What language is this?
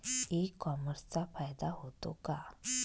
Marathi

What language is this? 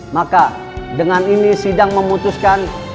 Indonesian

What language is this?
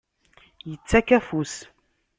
Kabyle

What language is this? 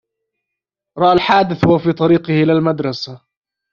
Arabic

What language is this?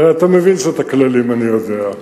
Hebrew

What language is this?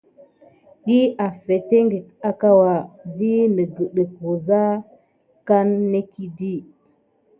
Gidar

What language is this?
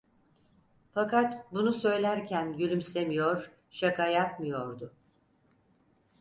Turkish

